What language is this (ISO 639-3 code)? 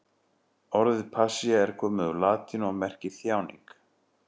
isl